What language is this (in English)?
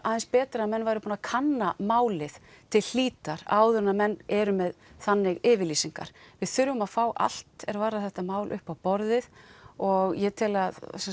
Icelandic